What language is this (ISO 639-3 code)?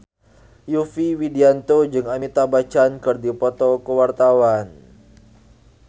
sun